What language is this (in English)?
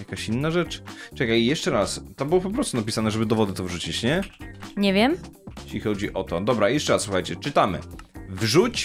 Polish